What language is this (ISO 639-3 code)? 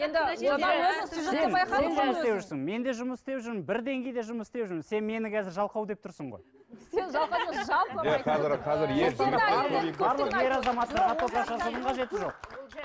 kaz